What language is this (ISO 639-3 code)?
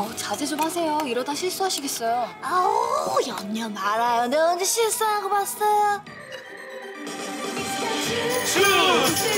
kor